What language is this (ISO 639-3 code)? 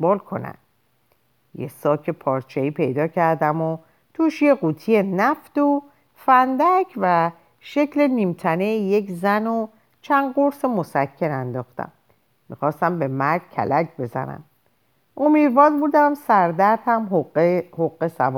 fas